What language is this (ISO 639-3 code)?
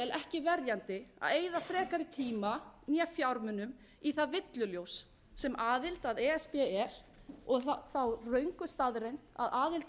isl